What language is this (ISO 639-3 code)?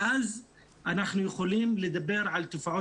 heb